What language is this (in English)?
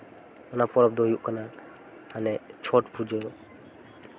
Santali